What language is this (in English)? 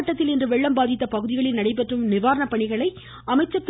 Tamil